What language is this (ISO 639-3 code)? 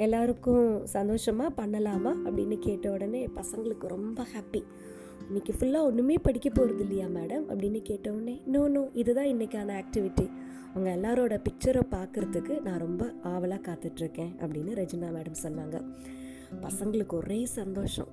tam